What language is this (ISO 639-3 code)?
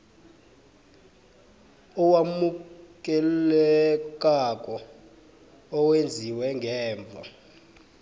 nbl